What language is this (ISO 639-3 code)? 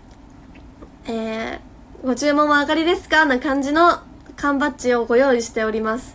jpn